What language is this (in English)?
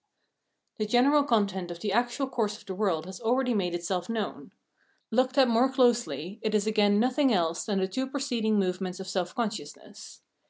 English